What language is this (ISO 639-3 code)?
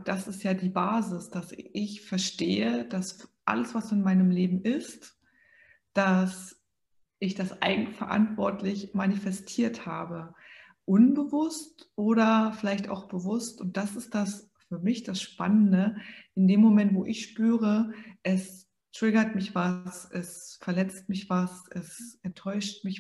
deu